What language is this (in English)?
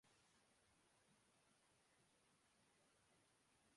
Urdu